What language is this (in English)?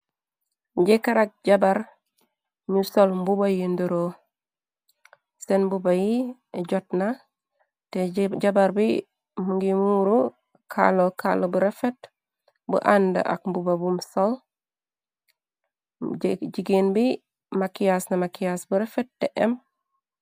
Wolof